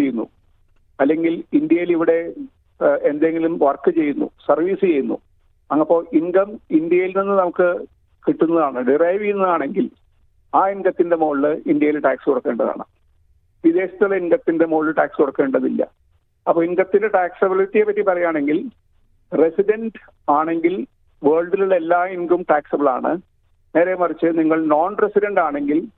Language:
Malayalam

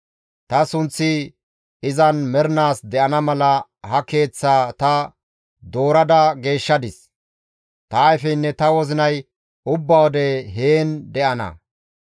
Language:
Gamo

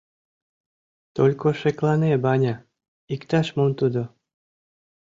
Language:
Mari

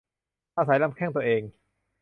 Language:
Thai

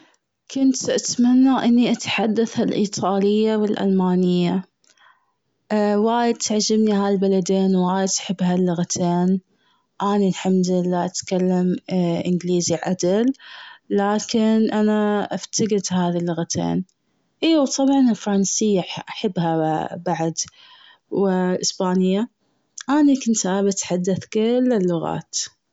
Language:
Gulf Arabic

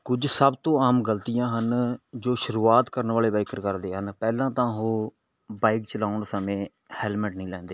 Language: Punjabi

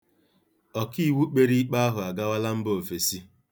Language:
Igbo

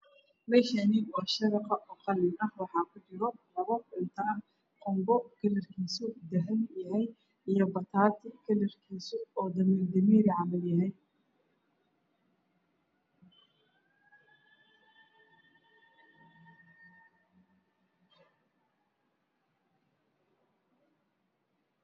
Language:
Somali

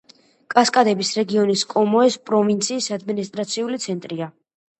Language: Georgian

